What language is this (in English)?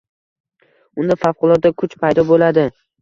Uzbek